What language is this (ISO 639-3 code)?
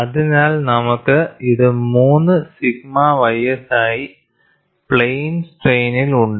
mal